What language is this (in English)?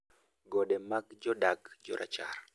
Luo (Kenya and Tanzania)